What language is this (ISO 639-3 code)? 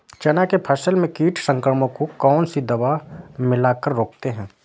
hin